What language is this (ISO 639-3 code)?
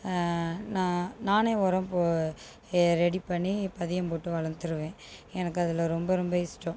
tam